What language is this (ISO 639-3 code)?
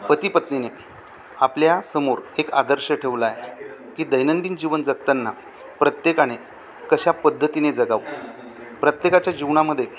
mar